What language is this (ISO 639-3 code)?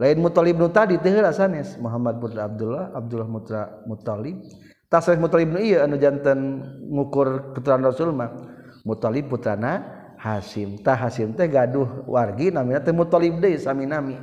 msa